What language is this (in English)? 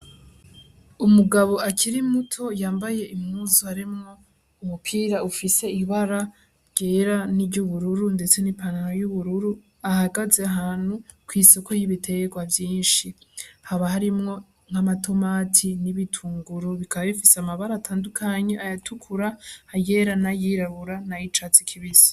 Rundi